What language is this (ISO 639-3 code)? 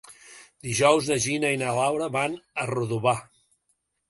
cat